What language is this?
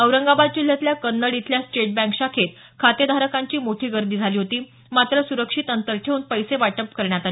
Marathi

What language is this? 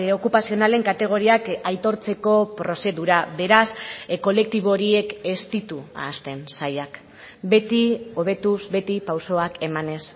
Basque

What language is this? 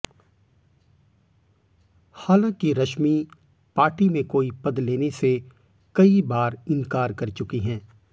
Hindi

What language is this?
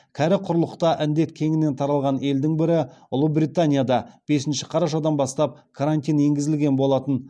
Kazakh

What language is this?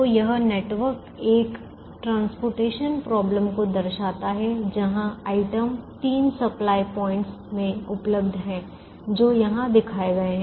Hindi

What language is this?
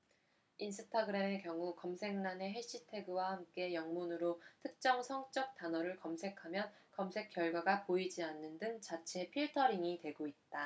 Korean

